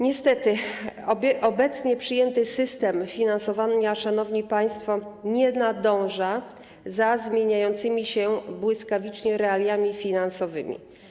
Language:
Polish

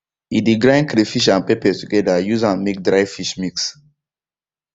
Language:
Nigerian Pidgin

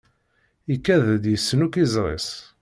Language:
Kabyle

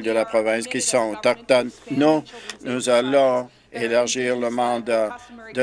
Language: French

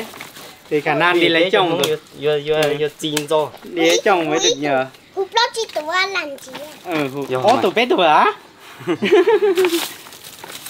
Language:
Vietnamese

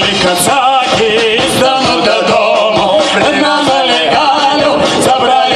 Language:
Portuguese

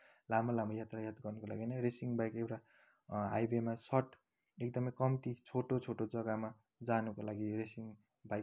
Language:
Nepali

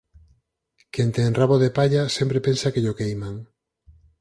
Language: Galician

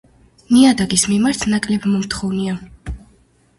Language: Georgian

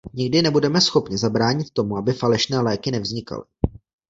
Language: Czech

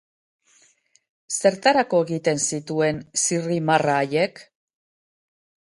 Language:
Basque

